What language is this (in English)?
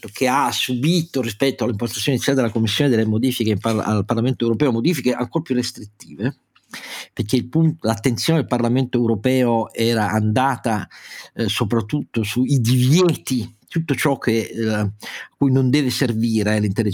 Italian